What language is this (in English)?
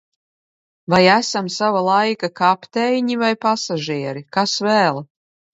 Latvian